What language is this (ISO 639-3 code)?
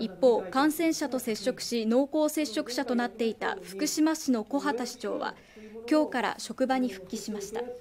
jpn